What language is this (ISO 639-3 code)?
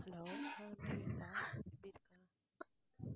tam